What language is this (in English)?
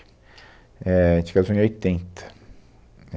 Portuguese